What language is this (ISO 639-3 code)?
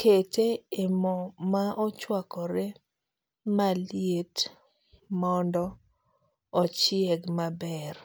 luo